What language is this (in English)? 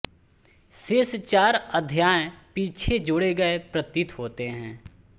Hindi